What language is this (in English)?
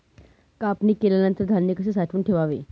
Marathi